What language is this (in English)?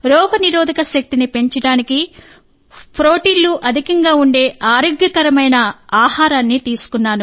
Telugu